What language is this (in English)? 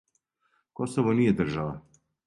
Serbian